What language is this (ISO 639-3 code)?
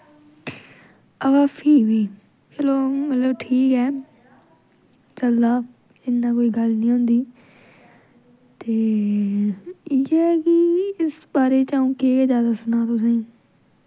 doi